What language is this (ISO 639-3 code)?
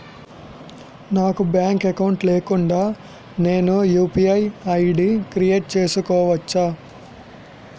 tel